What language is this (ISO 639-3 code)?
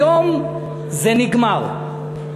heb